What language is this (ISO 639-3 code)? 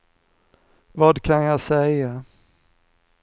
swe